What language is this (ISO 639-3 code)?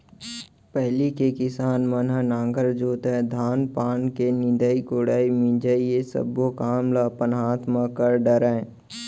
hne